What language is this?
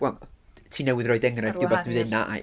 Welsh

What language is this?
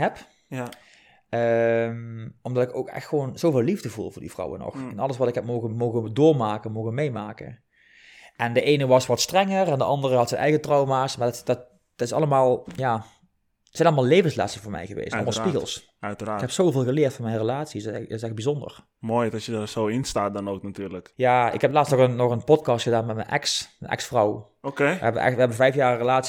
Dutch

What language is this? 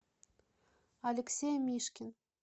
Russian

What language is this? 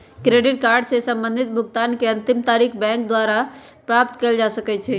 Magahi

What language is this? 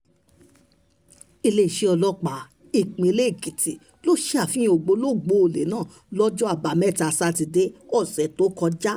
Yoruba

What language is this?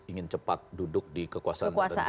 Indonesian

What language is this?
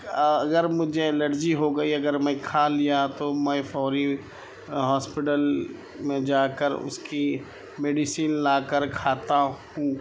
Urdu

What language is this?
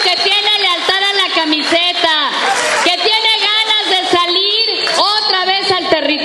Spanish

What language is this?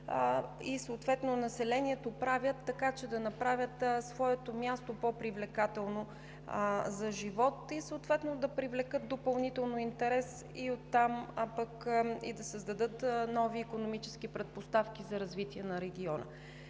Bulgarian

